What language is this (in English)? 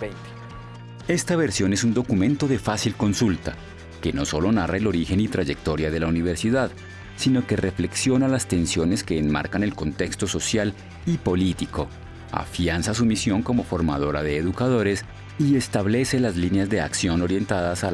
Spanish